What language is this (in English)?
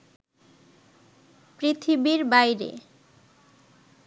Bangla